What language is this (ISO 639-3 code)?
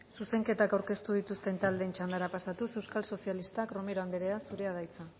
eus